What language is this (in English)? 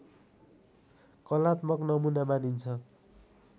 Nepali